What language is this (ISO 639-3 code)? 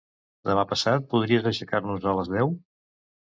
cat